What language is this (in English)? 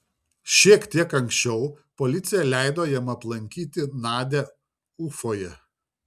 Lithuanian